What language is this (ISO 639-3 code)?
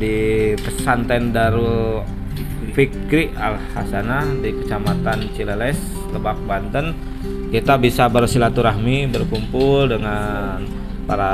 ind